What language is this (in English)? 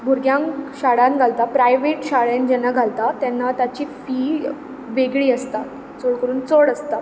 Konkani